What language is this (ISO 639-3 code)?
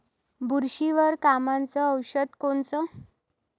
mar